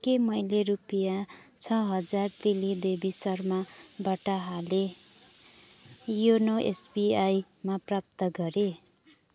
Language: Nepali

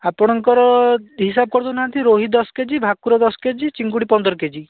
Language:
Odia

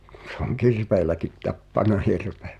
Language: Finnish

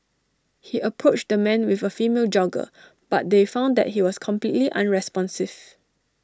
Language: English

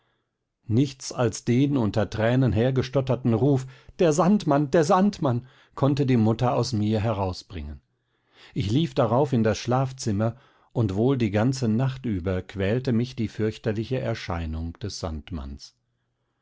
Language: German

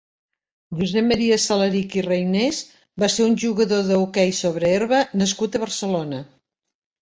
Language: Catalan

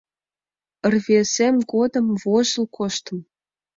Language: Mari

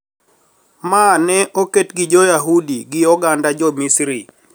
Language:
Luo (Kenya and Tanzania)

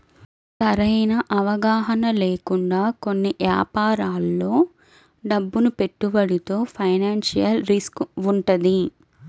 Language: Telugu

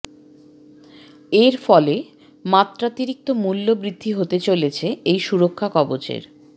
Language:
Bangla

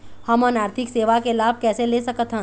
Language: Chhattisgarhi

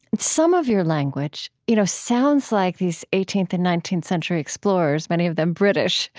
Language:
English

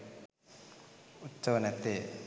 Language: Sinhala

